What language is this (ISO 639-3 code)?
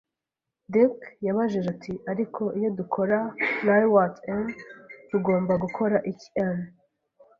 kin